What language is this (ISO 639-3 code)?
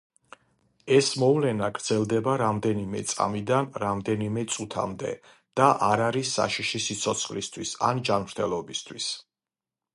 kat